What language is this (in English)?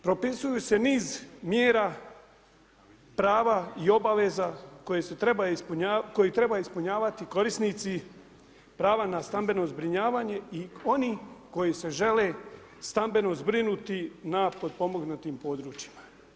Croatian